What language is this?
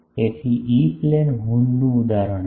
Gujarati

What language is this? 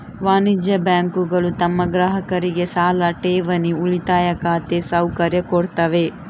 Kannada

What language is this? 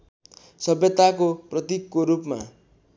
Nepali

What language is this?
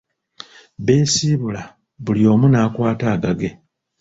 Ganda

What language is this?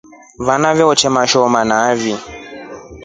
Rombo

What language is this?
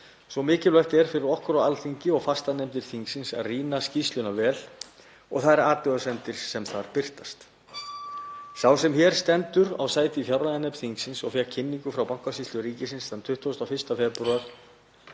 Icelandic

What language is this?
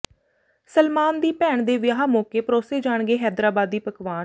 Punjabi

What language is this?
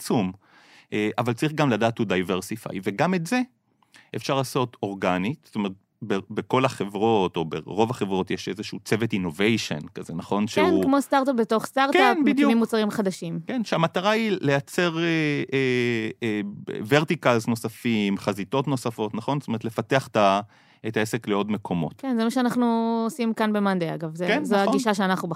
Hebrew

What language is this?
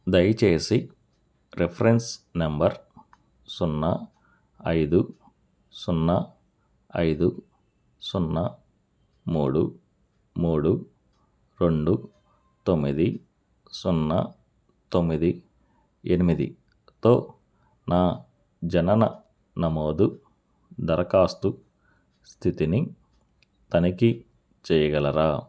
Telugu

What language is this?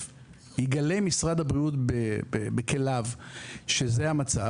Hebrew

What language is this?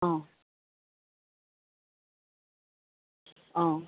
Assamese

